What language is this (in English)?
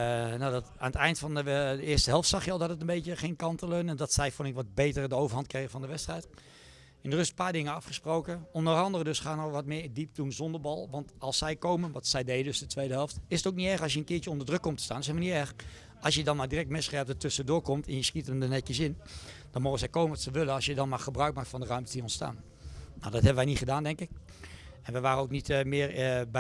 Dutch